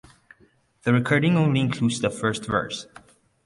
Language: English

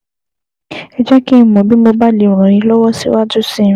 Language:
Yoruba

